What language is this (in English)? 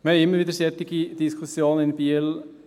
Swiss German